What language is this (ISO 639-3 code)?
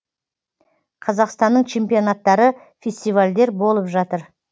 kaz